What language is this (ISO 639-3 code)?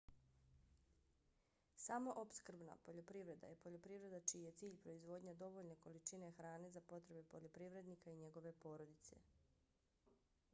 bos